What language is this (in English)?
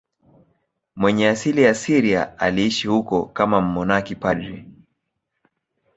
Swahili